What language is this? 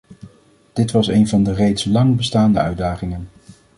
Dutch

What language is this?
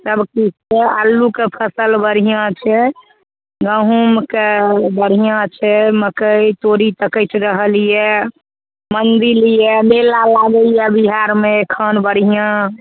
Maithili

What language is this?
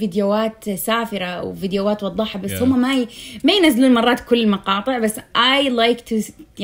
Arabic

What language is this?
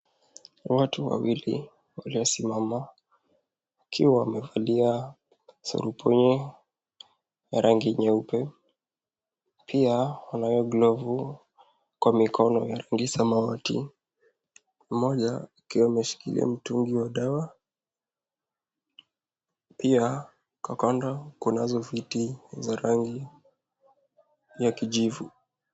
Swahili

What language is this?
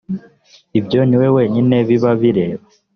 Kinyarwanda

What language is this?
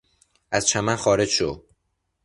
Persian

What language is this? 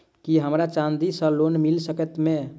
Maithili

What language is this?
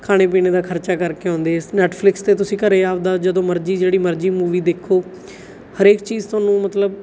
Punjabi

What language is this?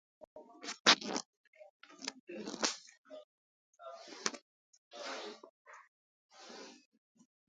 Pashto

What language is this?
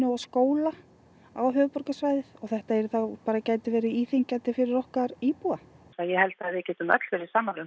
Icelandic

